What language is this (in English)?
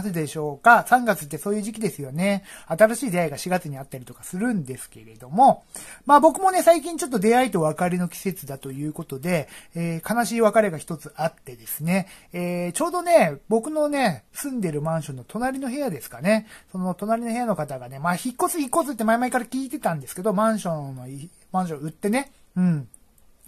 Japanese